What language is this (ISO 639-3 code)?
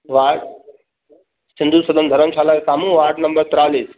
snd